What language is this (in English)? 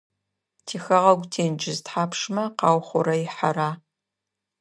Adyghe